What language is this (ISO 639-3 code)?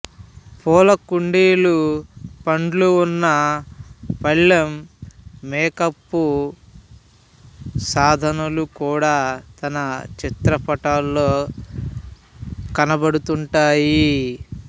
tel